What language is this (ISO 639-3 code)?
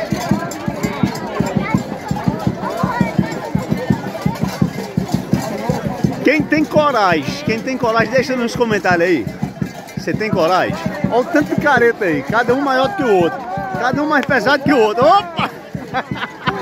por